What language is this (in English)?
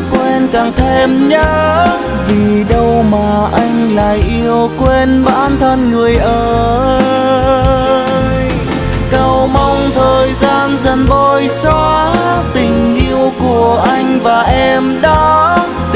Vietnamese